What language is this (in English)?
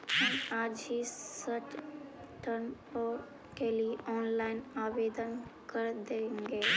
Magahi